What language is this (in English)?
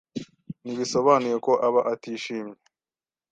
Kinyarwanda